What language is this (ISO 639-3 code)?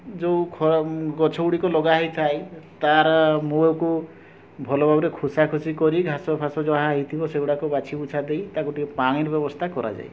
ori